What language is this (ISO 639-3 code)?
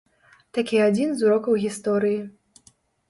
bel